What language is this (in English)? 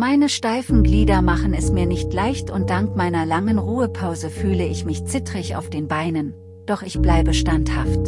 German